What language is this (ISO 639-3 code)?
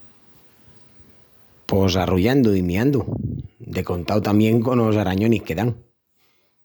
ext